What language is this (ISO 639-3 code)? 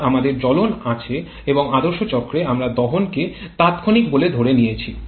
ben